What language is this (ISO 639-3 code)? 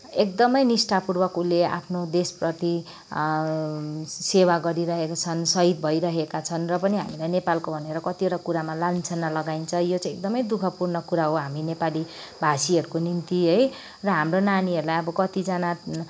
nep